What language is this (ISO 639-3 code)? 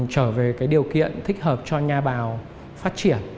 vie